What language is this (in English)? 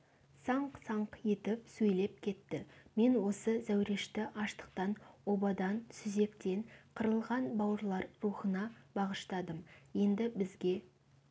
Kazakh